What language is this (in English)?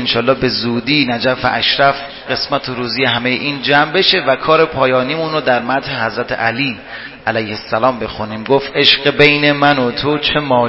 Persian